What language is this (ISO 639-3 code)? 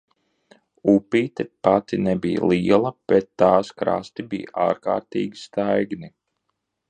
lav